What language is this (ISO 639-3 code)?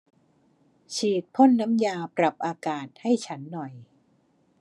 tha